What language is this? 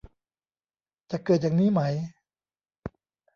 Thai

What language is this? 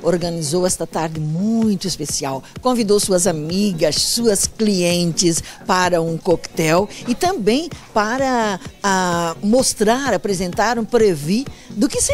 Portuguese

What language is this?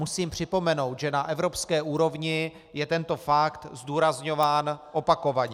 Czech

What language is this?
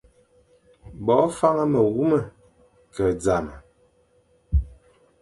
Fang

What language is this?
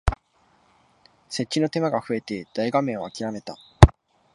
Japanese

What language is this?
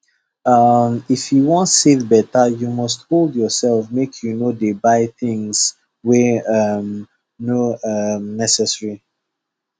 Nigerian Pidgin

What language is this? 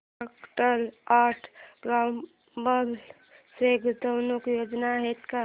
Marathi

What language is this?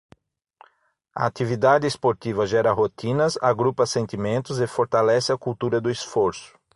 Portuguese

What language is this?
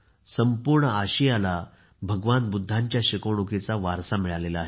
Marathi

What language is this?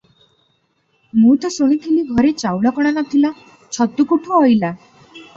Odia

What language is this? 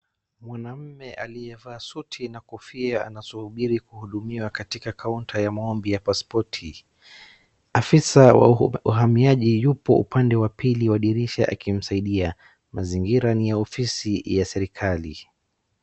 Swahili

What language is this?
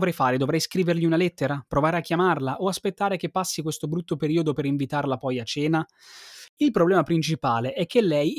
Italian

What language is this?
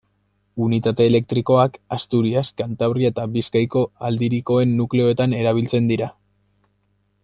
Basque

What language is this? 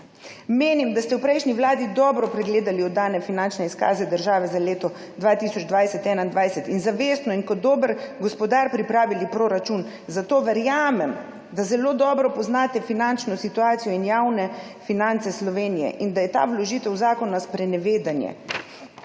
Slovenian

